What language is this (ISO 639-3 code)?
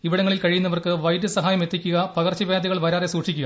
mal